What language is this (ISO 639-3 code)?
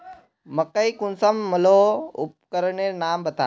mag